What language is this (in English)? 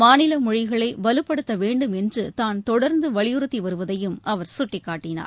Tamil